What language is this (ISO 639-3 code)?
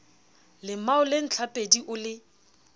sot